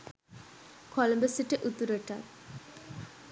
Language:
Sinhala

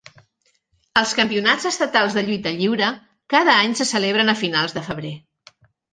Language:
Catalan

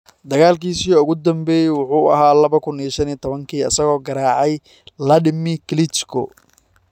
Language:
Somali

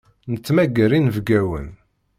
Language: Kabyle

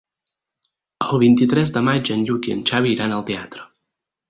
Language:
Catalan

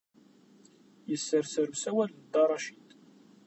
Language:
Kabyle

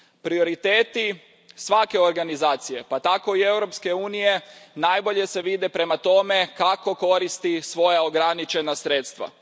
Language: Croatian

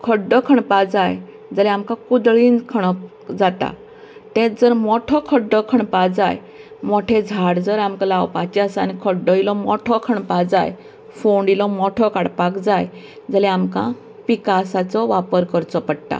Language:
Konkani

